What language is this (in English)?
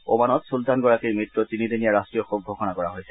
Assamese